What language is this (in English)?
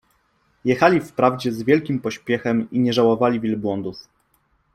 Polish